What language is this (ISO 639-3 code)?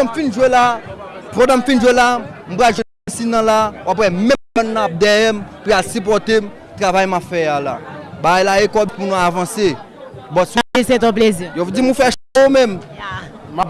fra